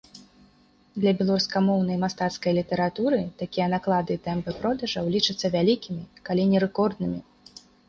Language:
Belarusian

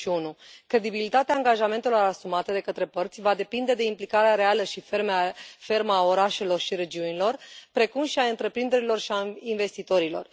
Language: Romanian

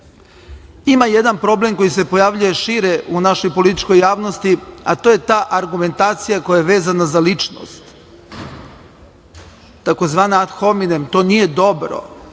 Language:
Serbian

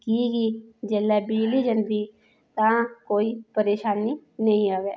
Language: Dogri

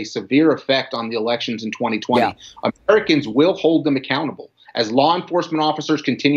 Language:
English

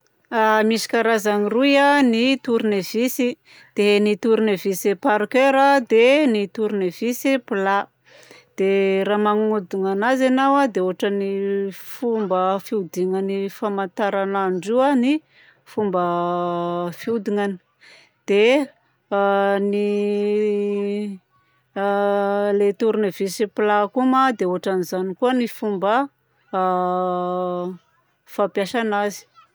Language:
Southern Betsimisaraka Malagasy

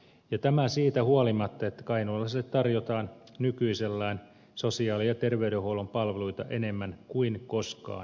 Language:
Finnish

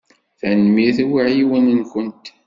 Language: Kabyle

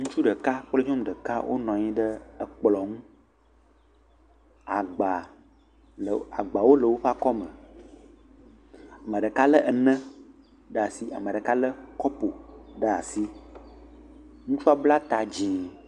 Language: Ewe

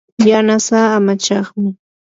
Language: Yanahuanca Pasco Quechua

